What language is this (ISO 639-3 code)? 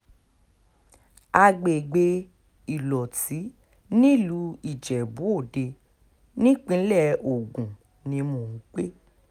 yor